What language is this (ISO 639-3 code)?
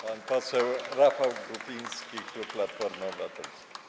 pol